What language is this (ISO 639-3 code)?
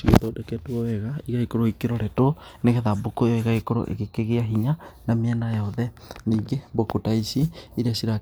kik